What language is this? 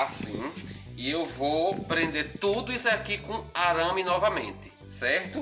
Portuguese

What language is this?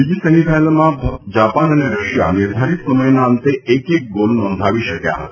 Gujarati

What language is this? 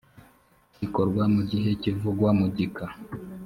Kinyarwanda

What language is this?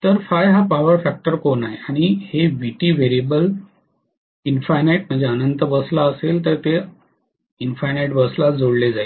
Marathi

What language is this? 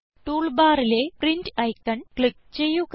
Malayalam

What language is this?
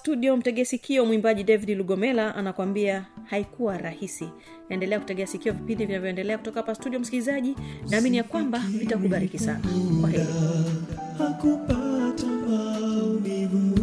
Swahili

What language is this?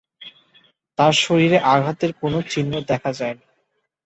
Bangla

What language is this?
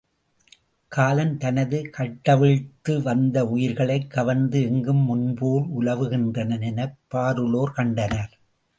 Tamil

